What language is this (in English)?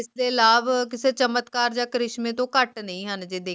Punjabi